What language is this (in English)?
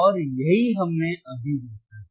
Hindi